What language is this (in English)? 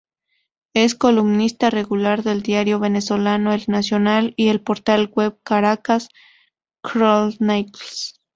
Spanish